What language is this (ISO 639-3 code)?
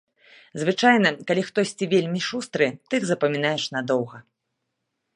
bel